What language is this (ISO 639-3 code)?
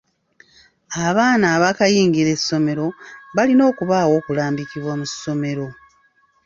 lug